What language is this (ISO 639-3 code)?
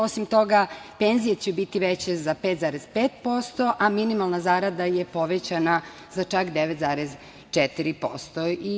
srp